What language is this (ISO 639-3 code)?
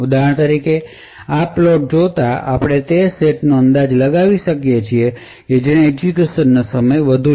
guj